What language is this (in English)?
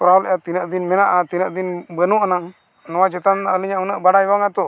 Santali